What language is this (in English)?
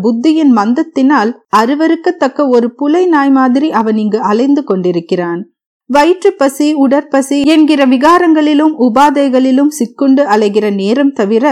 Tamil